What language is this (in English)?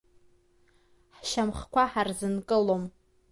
Abkhazian